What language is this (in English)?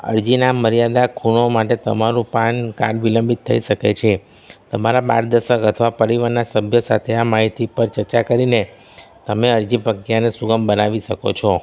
Gujarati